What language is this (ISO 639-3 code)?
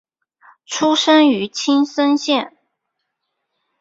zho